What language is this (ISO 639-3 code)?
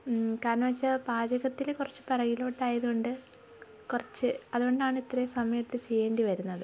mal